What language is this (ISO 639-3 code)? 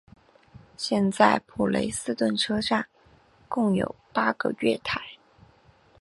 zho